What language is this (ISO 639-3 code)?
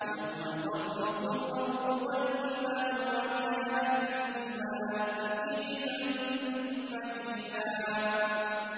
ara